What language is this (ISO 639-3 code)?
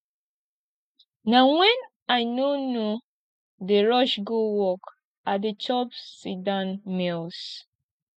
pcm